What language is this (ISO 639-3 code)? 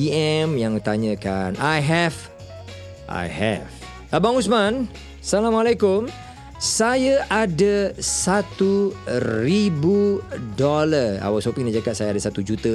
msa